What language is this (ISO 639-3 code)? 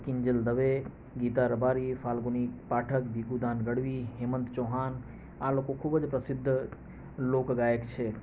guj